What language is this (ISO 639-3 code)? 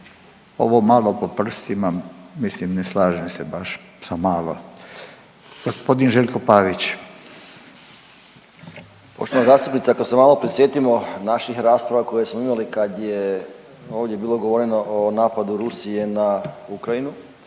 hrv